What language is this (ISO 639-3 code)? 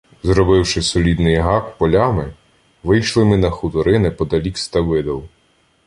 ukr